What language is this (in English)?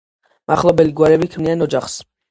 Georgian